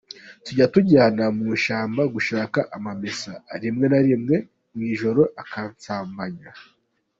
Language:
Kinyarwanda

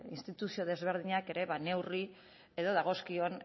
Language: Basque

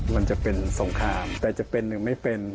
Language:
Thai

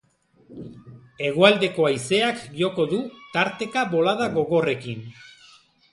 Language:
Basque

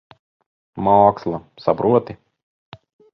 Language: Latvian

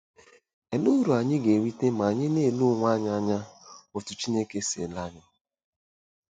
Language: Igbo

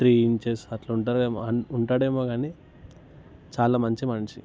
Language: Telugu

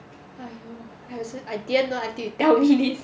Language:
English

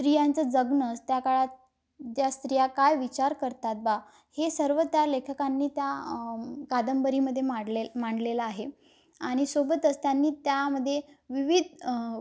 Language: Marathi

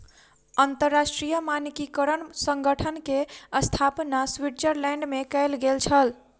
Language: Maithili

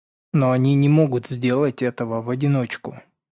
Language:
Russian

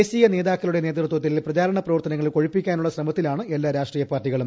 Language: Malayalam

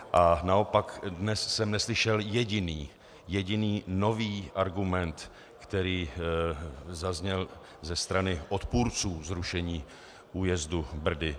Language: Czech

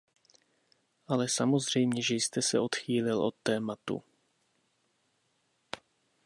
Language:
Czech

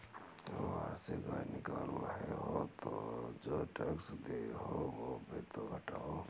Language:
Hindi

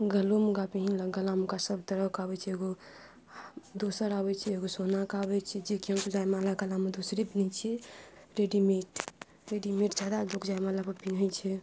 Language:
Maithili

